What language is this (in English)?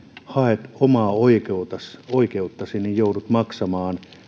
Finnish